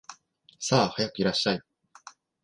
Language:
Japanese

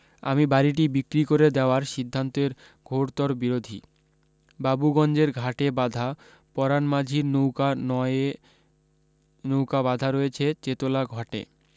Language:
Bangla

